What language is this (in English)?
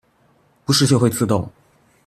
Chinese